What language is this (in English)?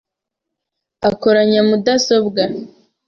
Kinyarwanda